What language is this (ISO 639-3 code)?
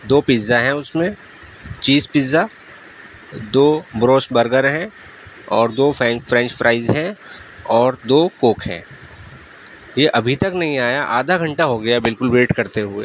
urd